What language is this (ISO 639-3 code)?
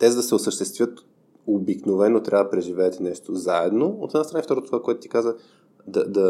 bul